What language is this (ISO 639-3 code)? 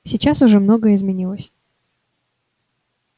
rus